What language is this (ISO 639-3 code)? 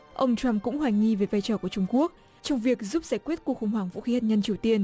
vie